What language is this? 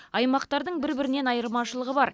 Kazakh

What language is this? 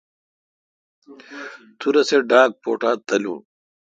Kalkoti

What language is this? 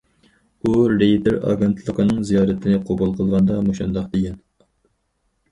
Uyghur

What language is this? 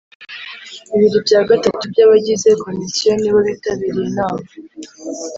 Kinyarwanda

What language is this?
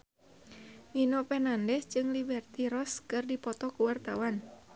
Sundanese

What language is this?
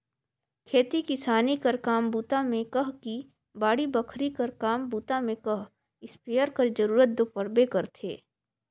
Chhattisgarhi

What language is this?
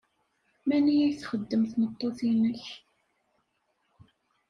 Kabyle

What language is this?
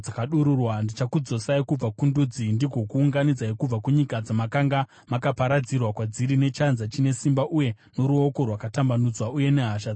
Shona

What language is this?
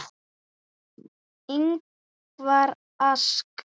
Icelandic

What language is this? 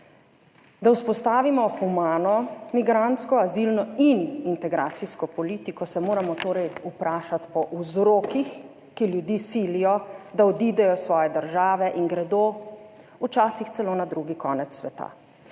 Slovenian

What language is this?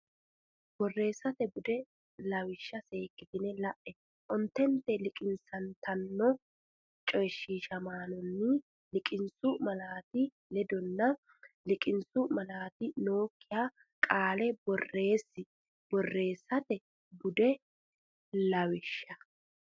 Sidamo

